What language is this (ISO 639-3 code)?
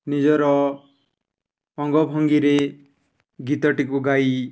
ori